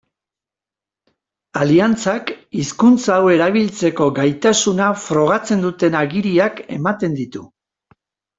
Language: Basque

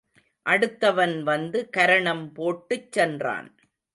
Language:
Tamil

